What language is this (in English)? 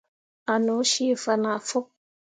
Mundang